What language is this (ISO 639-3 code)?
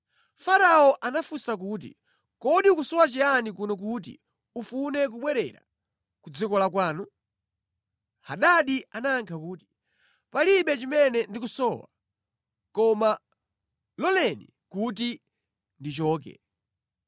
nya